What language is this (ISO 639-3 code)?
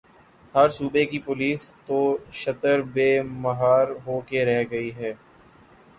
urd